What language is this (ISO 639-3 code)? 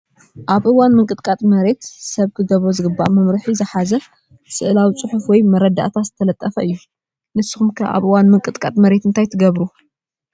tir